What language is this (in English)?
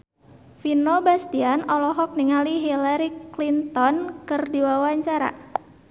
Sundanese